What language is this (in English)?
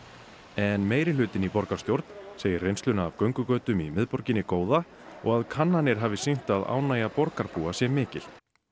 Icelandic